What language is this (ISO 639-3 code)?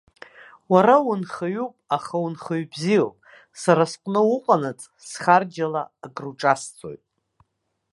abk